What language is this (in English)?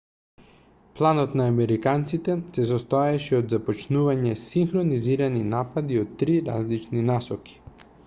Macedonian